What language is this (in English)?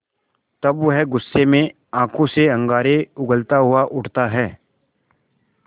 Hindi